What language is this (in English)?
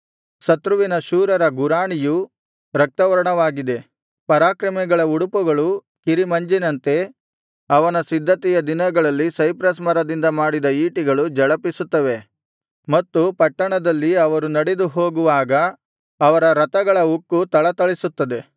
Kannada